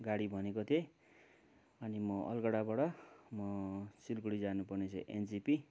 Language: Nepali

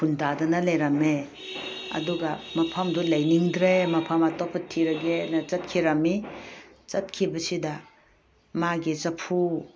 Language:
Manipuri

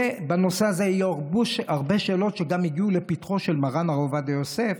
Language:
Hebrew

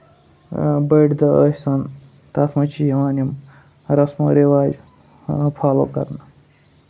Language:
Kashmiri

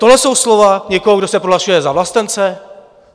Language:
Czech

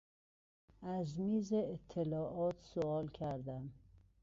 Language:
Persian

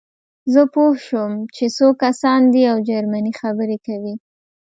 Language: Pashto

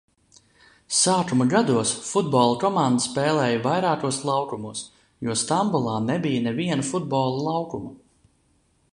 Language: Latvian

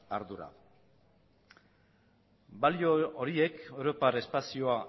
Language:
Basque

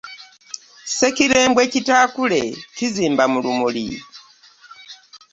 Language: Ganda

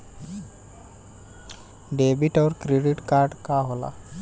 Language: Bhojpuri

